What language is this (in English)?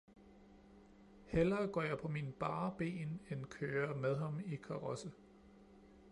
Danish